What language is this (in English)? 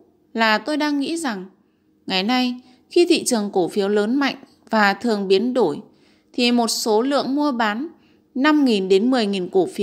Vietnamese